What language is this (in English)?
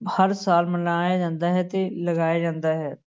Punjabi